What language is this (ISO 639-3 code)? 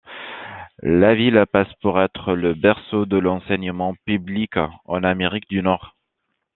fra